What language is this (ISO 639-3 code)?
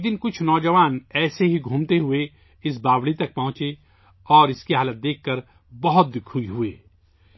urd